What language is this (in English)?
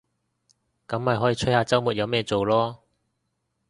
Cantonese